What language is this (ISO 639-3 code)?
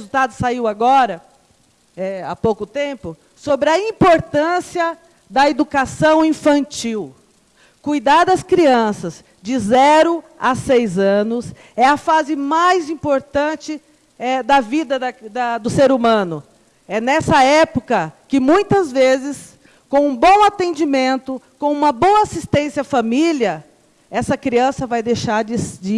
por